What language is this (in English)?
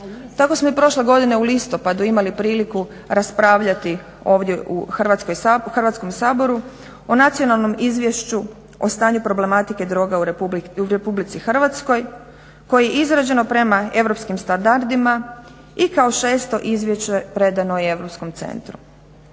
Croatian